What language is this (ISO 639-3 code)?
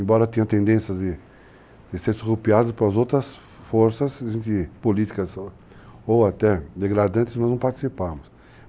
por